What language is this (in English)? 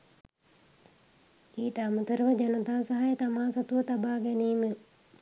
Sinhala